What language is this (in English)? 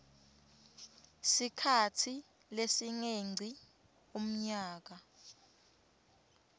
Swati